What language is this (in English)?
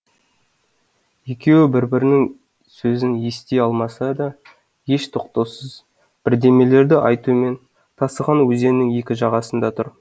Kazakh